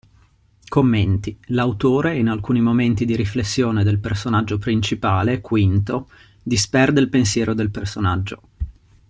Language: Italian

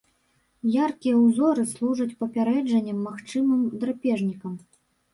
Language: Belarusian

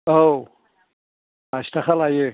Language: Bodo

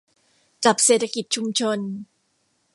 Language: Thai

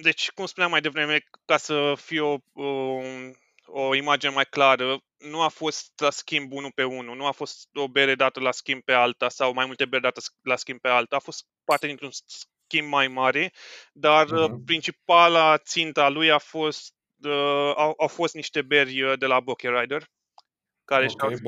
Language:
Romanian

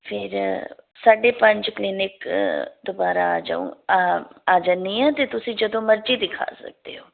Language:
Punjabi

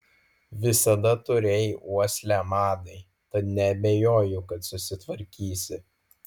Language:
Lithuanian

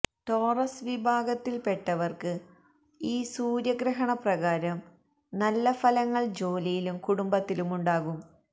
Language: Malayalam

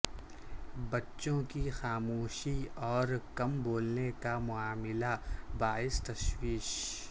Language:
Urdu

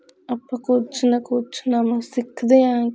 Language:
Punjabi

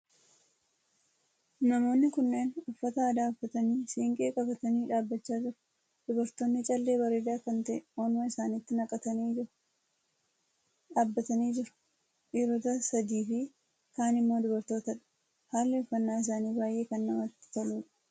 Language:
Oromo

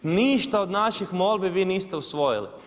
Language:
Croatian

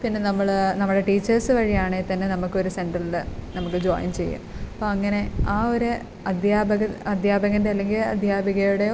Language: Malayalam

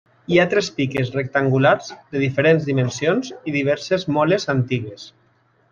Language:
Catalan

